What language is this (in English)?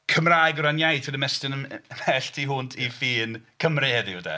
Welsh